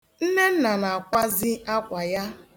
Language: Igbo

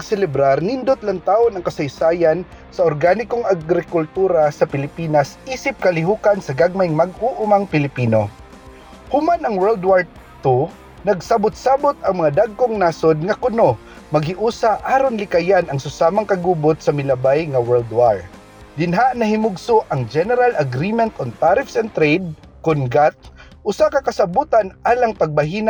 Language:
Filipino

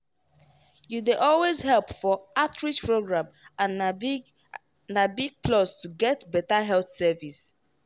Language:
Nigerian Pidgin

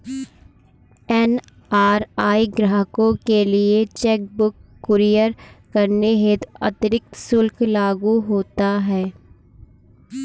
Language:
Hindi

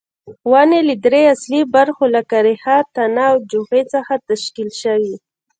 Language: Pashto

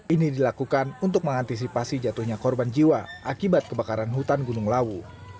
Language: Indonesian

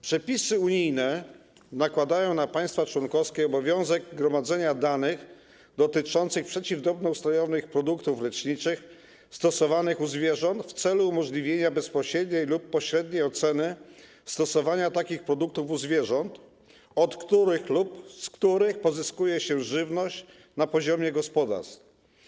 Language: Polish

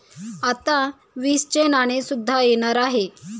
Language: Marathi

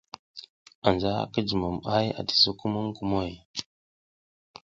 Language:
South Giziga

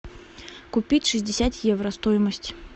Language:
Russian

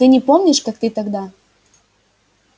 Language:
Russian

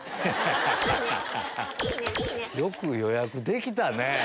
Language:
Japanese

